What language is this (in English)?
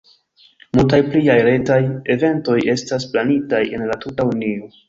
Esperanto